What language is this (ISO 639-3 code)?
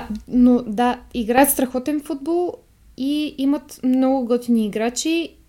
bul